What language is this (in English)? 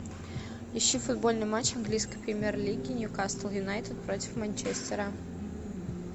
Russian